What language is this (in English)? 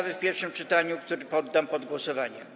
Polish